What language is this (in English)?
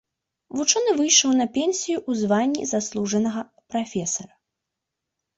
Belarusian